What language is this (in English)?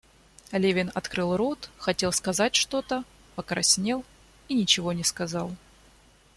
Russian